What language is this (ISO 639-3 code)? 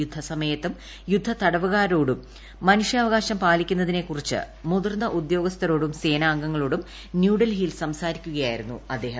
mal